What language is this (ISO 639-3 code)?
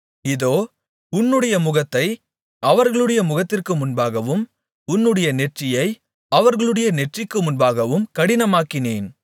tam